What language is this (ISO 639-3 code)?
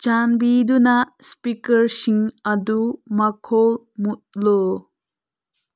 mni